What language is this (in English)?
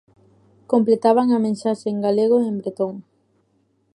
Galician